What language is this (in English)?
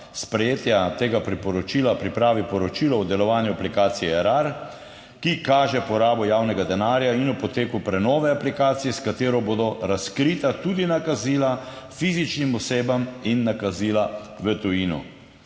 Slovenian